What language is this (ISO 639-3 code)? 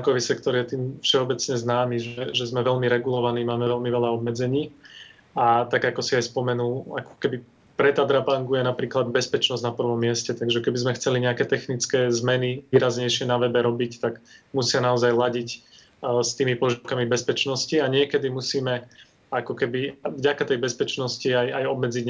slk